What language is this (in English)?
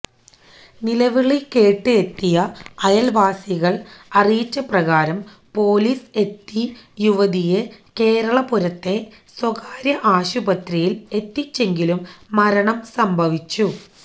Malayalam